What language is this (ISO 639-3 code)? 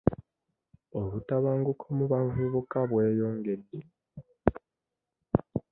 lug